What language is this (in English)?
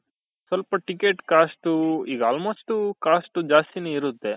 Kannada